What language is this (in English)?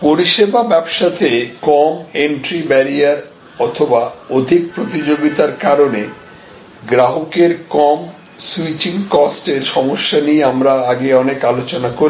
Bangla